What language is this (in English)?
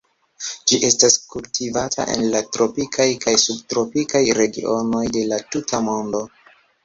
Esperanto